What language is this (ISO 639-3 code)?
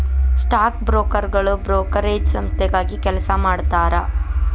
kan